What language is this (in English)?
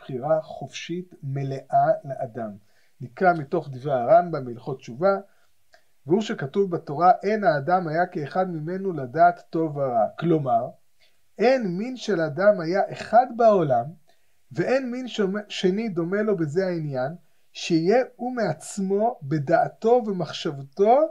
Hebrew